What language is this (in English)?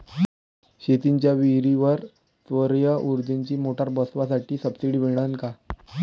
Marathi